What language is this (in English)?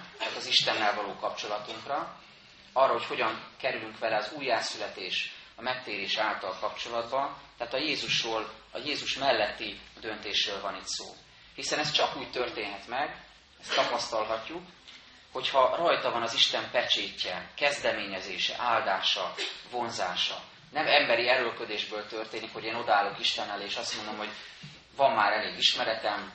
Hungarian